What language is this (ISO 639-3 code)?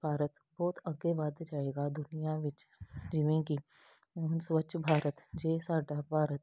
pan